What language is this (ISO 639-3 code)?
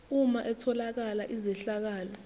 zul